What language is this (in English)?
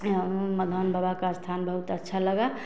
Hindi